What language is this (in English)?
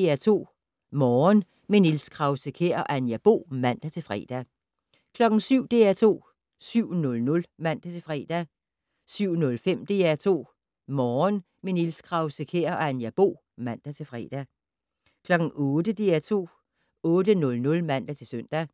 Danish